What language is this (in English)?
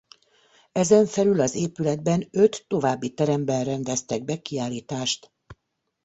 Hungarian